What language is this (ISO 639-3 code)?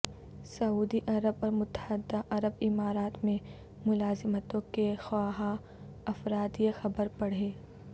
urd